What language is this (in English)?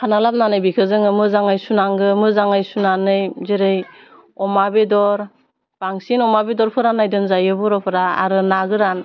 Bodo